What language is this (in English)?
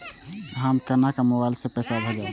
Maithili